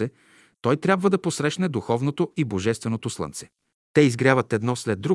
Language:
Bulgarian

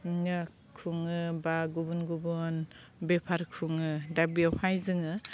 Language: Bodo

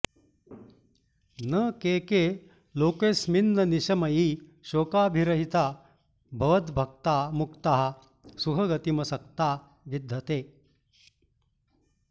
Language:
Sanskrit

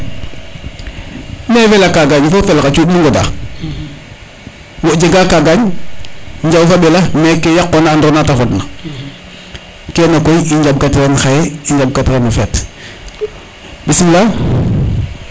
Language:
Serer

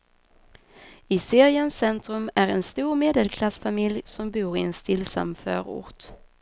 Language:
Swedish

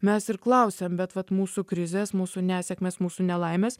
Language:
Lithuanian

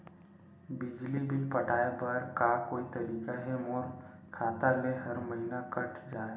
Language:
Chhattisgarhi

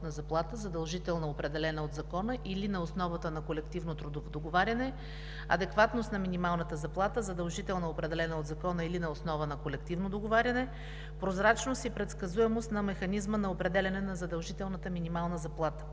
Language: Bulgarian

